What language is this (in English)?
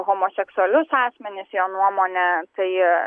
Lithuanian